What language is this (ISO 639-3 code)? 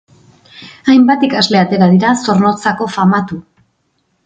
eus